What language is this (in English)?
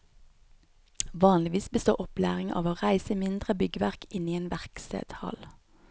Norwegian